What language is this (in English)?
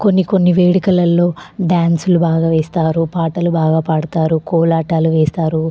Telugu